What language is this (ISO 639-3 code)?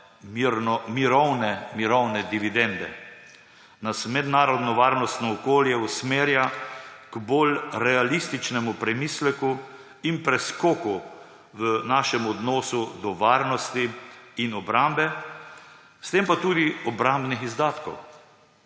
slv